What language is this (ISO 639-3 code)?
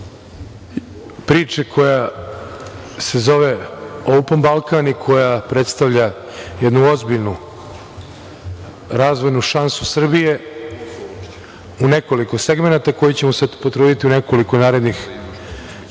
srp